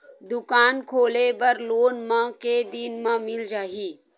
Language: Chhattisgarhi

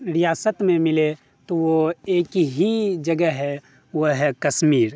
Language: Urdu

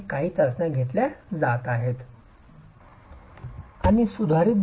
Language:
Marathi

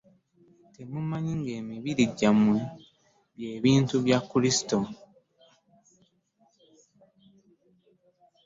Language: Ganda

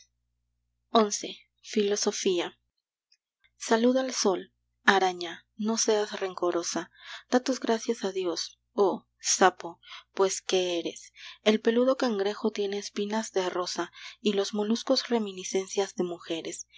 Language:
Spanish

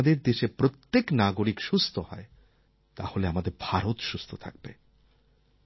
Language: Bangla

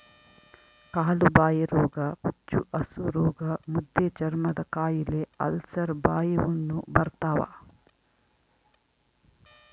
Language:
Kannada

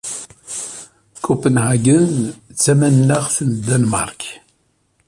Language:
Kabyle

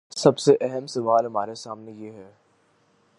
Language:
Urdu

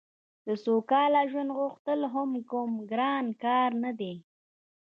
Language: Pashto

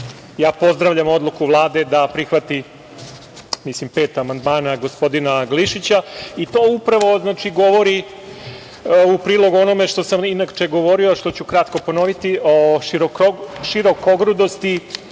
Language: Serbian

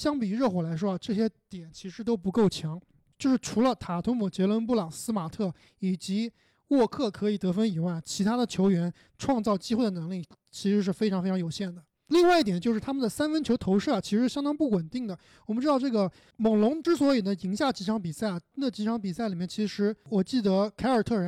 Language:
Chinese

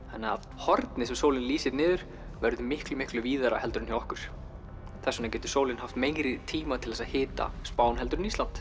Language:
Icelandic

